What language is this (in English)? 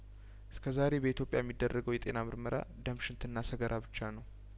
Amharic